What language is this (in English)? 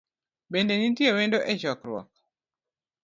Luo (Kenya and Tanzania)